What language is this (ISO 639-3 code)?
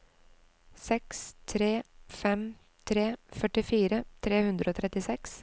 nor